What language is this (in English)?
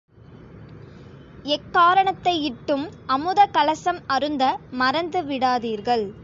Tamil